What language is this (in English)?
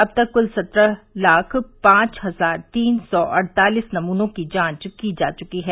Hindi